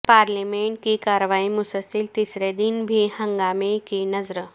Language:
Urdu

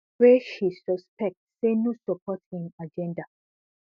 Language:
Nigerian Pidgin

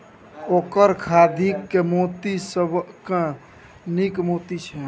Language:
Maithili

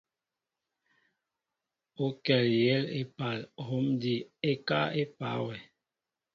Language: Mbo (Cameroon)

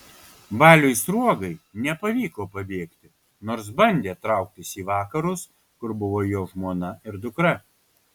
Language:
Lithuanian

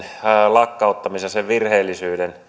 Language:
Finnish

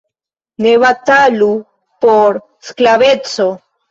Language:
Esperanto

